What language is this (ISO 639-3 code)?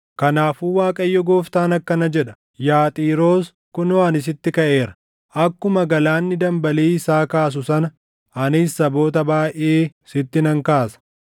orm